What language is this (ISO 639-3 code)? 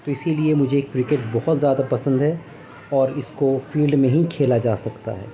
urd